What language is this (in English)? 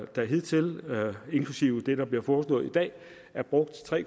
Danish